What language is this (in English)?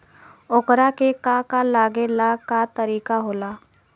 Bhojpuri